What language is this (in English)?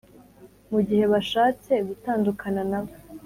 Kinyarwanda